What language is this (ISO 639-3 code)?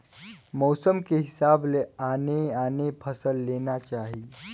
hne